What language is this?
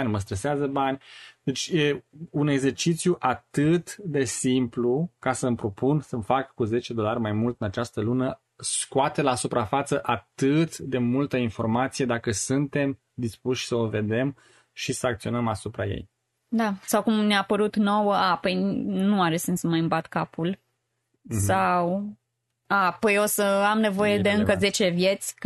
Romanian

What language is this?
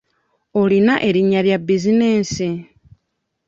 Ganda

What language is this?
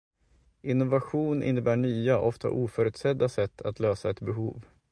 Swedish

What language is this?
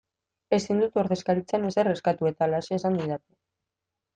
Basque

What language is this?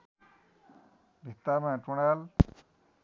Nepali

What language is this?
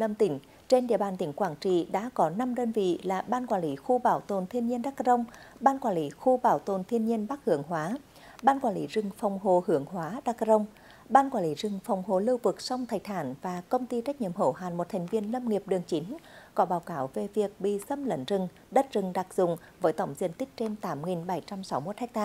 Vietnamese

